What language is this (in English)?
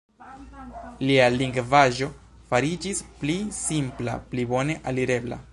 Esperanto